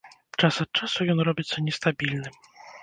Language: Belarusian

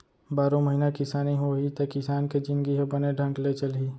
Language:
Chhattisgarhi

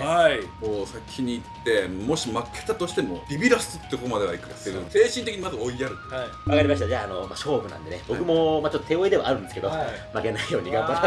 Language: Japanese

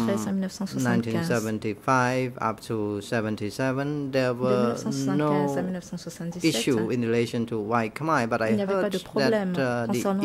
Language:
French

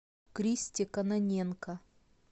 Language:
Russian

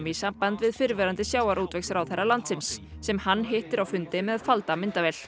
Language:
Icelandic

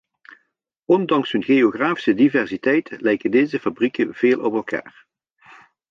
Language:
Dutch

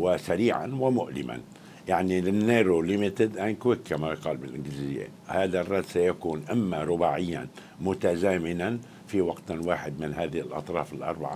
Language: Arabic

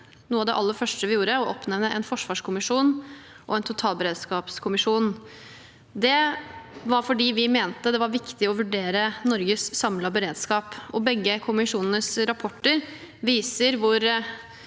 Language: Norwegian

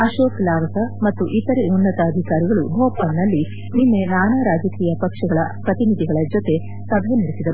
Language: Kannada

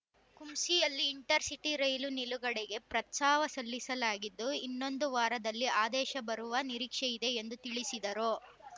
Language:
Kannada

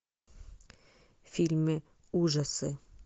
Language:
Russian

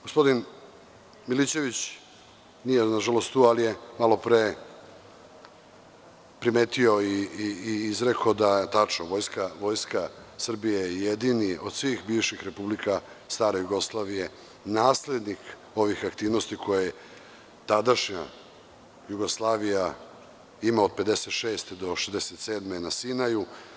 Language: Serbian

